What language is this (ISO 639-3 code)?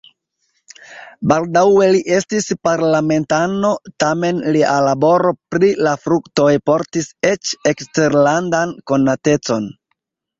epo